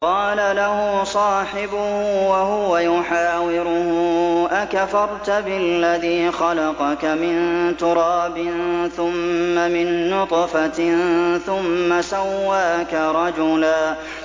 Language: Arabic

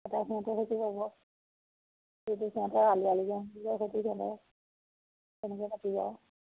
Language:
Assamese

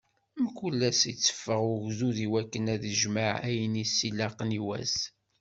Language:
Kabyle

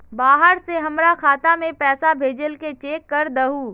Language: Magahi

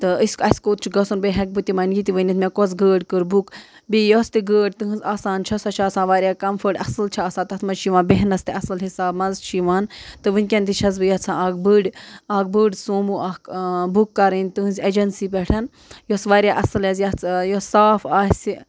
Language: Kashmiri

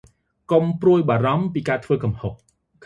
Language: Khmer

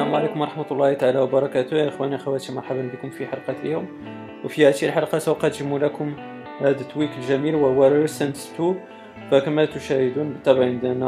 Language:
Arabic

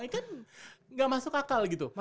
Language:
Indonesian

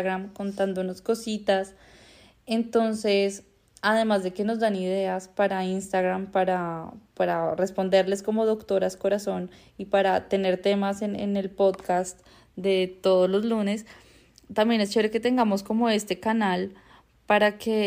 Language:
Spanish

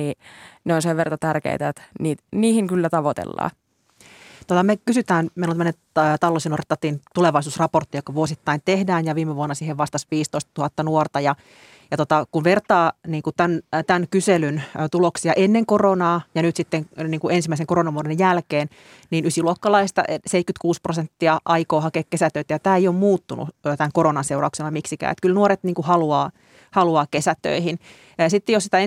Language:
Finnish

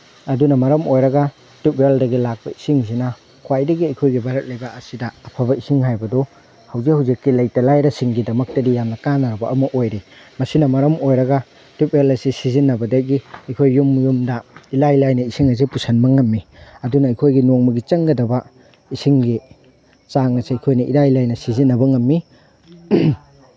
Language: Manipuri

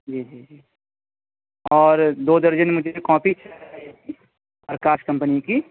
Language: Urdu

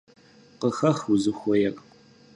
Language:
Kabardian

